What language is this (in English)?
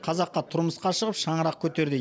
Kazakh